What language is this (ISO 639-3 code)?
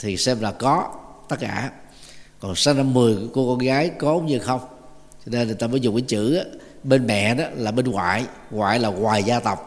vie